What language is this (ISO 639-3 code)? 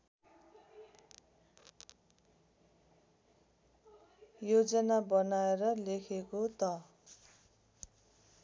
nep